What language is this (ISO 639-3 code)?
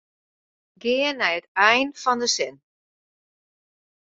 fry